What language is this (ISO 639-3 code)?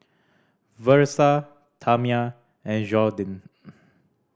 eng